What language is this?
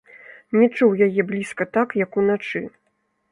Belarusian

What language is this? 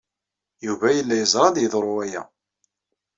Kabyle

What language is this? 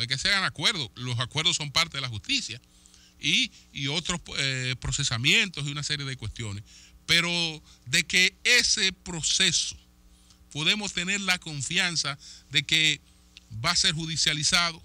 Spanish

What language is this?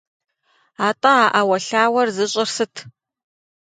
Kabardian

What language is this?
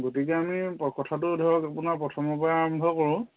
Assamese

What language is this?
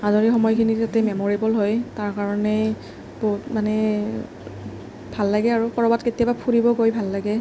Assamese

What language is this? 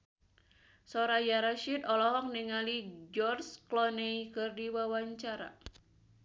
Sundanese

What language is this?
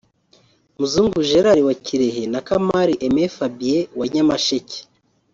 Kinyarwanda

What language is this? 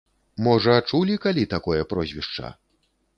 Belarusian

